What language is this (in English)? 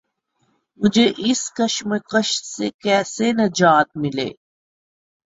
Urdu